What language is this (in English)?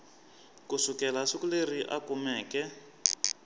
Tsonga